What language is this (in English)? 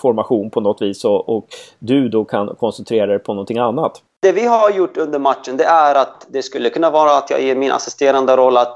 Swedish